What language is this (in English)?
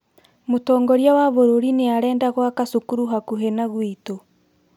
Kikuyu